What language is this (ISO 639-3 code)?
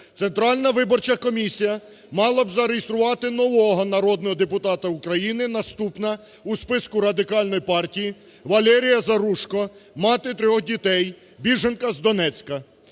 ukr